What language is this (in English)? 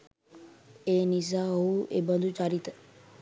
Sinhala